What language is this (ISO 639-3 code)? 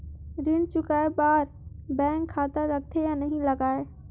hne